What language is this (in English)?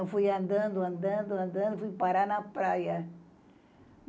Portuguese